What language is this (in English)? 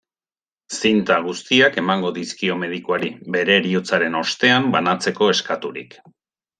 Basque